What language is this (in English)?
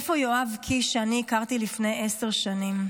Hebrew